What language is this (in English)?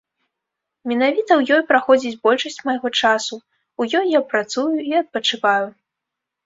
Belarusian